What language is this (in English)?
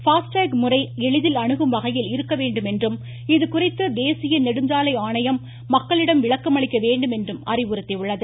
Tamil